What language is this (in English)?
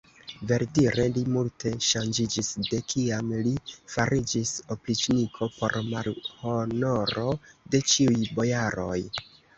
Esperanto